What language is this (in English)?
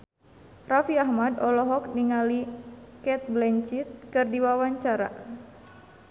Sundanese